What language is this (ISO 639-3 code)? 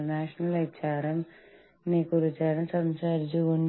mal